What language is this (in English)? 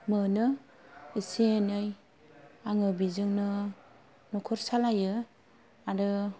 Bodo